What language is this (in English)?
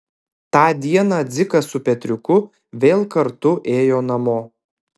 Lithuanian